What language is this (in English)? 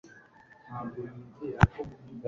Kinyarwanda